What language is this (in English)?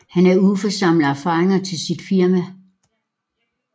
Danish